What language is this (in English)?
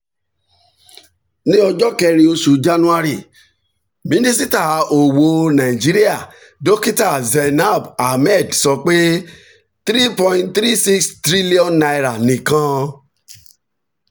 Yoruba